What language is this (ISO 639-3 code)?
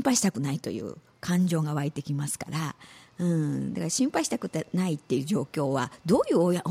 jpn